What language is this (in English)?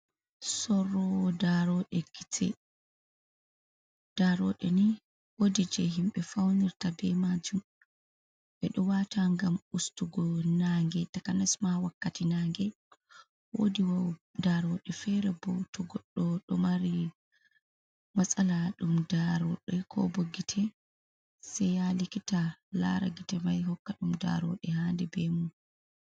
Fula